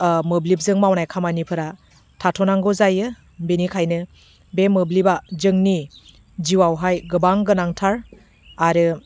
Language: Bodo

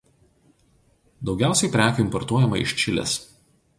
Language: Lithuanian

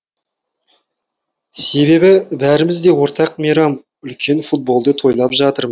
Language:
Kazakh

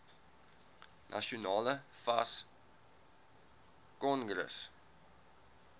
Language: Afrikaans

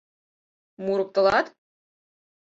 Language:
Mari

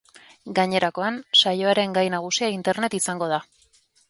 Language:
Basque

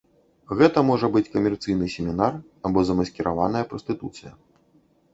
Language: Belarusian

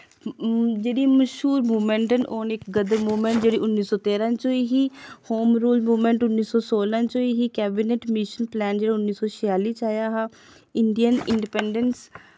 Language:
Dogri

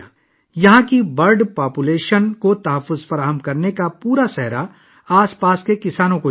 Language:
Urdu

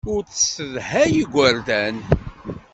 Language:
Kabyle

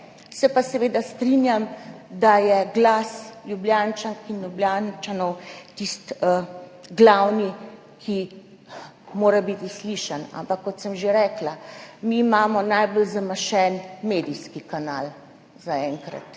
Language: Slovenian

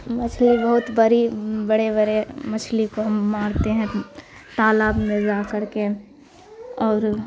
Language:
Urdu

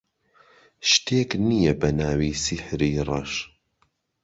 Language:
Central Kurdish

